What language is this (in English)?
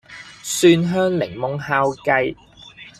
Cantonese